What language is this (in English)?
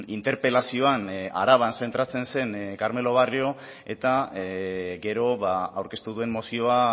Basque